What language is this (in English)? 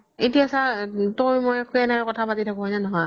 Assamese